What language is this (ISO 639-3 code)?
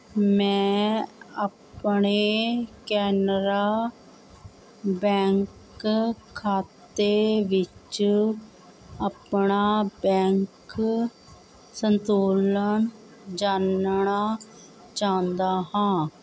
pan